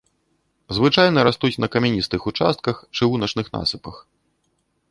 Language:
Belarusian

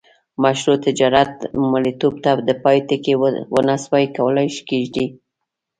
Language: Pashto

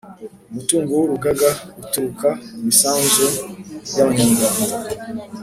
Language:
Kinyarwanda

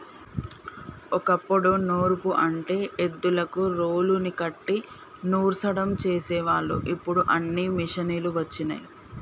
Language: Telugu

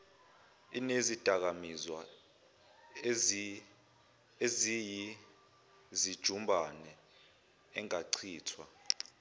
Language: Zulu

